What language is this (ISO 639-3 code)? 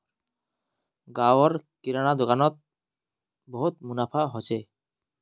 mag